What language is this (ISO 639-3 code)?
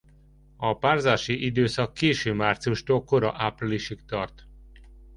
hun